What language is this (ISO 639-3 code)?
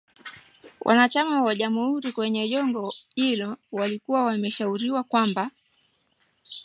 swa